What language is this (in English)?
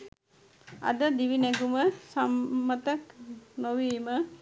Sinhala